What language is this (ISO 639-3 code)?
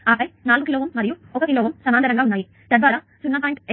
tel